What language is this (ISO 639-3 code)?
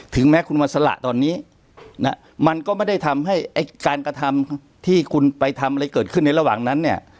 tha